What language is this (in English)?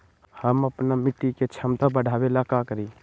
Magahi